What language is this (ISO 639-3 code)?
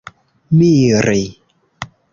epo